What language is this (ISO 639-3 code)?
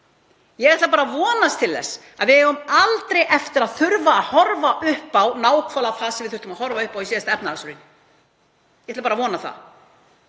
isl